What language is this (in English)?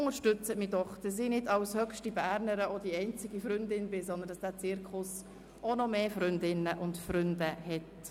Swiss German